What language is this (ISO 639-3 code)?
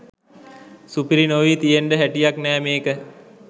sin